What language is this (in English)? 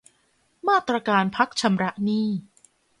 Thai